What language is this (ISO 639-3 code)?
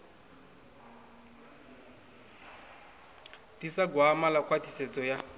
ven